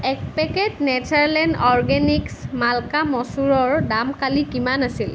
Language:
Assamese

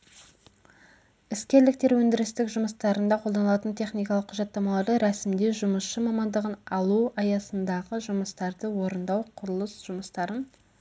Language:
Kazakh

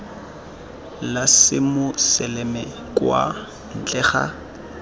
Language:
Tswana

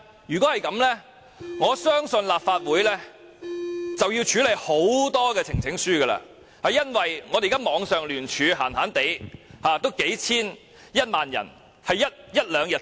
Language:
Cantonese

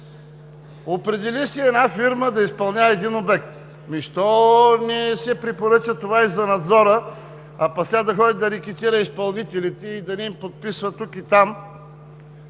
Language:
Bulgarian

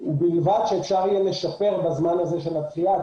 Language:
Hebrew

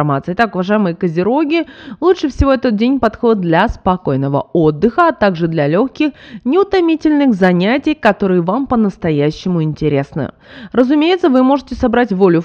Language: Russian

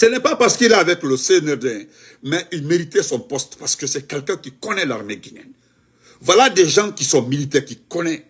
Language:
French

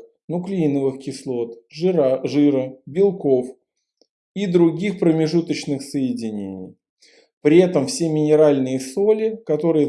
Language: Russian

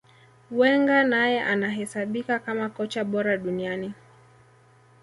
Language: Swahili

